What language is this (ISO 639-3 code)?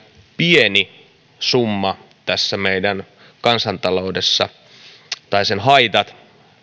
fin